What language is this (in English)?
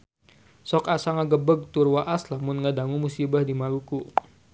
Sundanese